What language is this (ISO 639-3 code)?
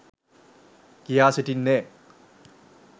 sin